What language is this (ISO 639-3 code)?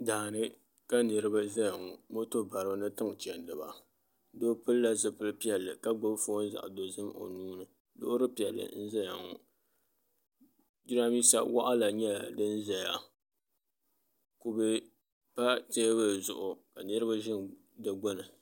dag